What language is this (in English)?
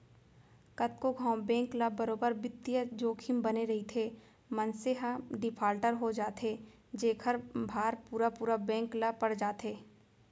Chhattisgarhi